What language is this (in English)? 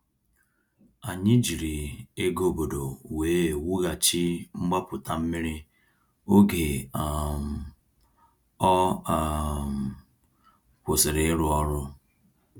Igbo